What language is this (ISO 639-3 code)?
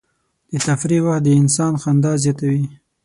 pus